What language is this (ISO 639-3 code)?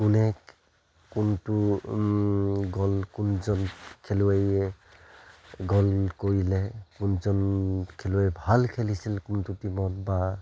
asm